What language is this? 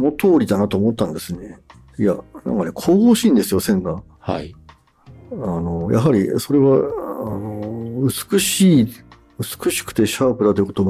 Japanese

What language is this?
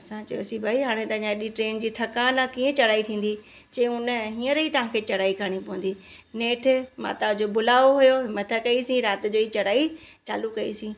Sindhi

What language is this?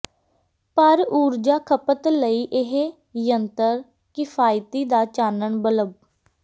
Punjabi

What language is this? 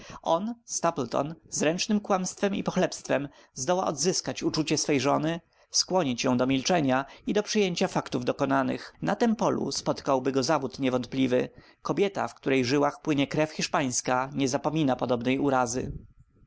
Polish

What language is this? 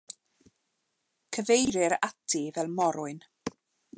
Welsh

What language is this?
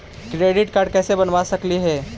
Magahi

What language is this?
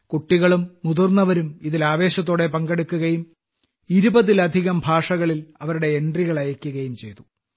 Malayalam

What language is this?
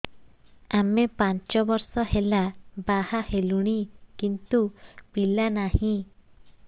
Odia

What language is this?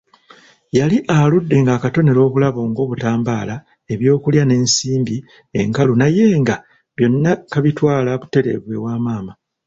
Ganda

